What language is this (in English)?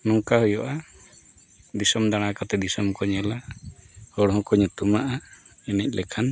Santali